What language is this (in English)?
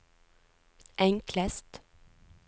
Norwegian